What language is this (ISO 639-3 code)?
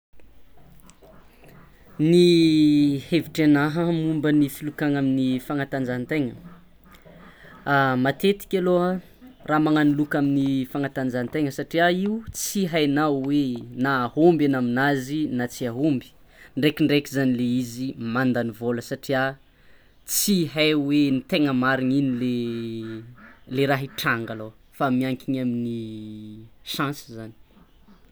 xmw